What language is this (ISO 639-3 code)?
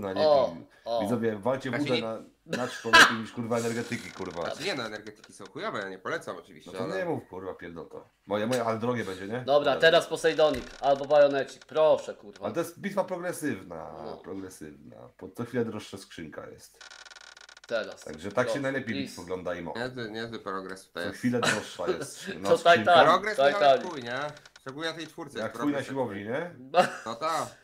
pol